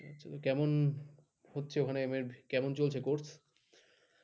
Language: Bangla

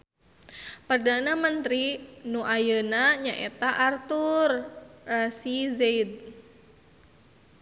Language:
Sundanese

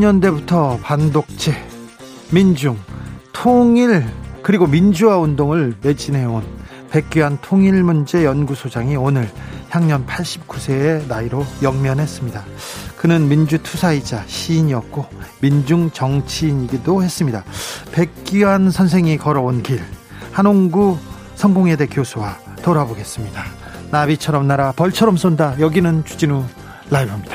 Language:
Korean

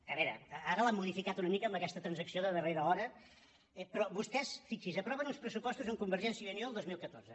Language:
Catalan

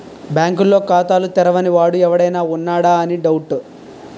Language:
Telugu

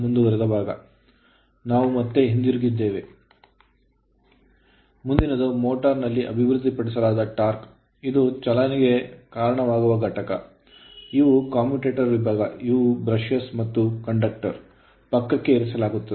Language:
Kannada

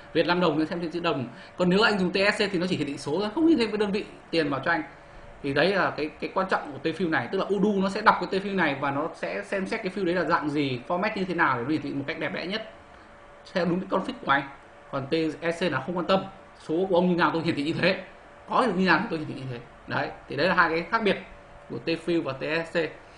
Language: Vietnamese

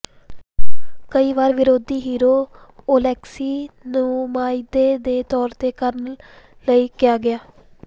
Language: Punjabi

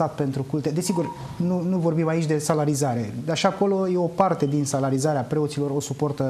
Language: Romanian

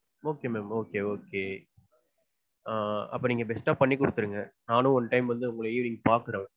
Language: Tamil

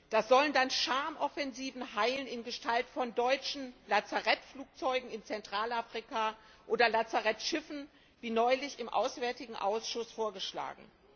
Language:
German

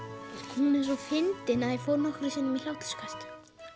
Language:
Icelandic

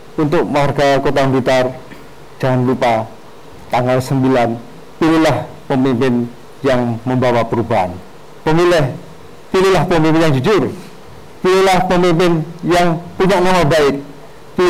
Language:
Indonesian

